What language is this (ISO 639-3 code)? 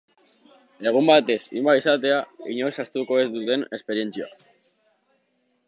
eus